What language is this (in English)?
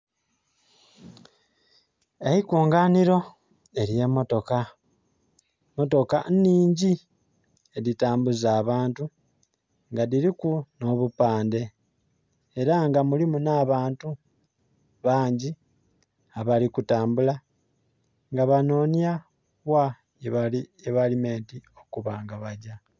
Soga